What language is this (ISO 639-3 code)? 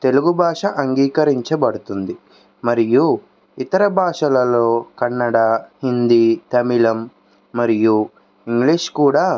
tel